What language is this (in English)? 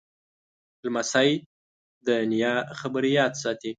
Pashto